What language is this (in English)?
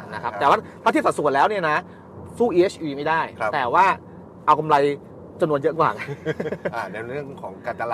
Thai